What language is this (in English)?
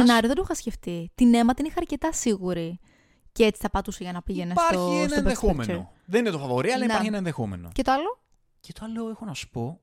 Greek